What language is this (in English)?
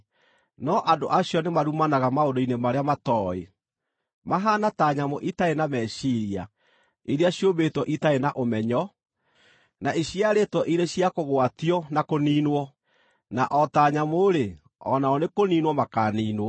Kikuyu